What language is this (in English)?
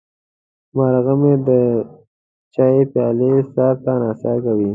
Pashto